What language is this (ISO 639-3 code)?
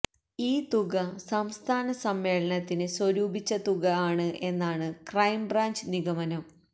mal